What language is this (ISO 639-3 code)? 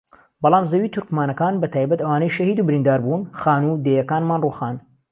ckb